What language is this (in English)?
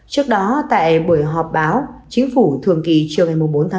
Vietnamese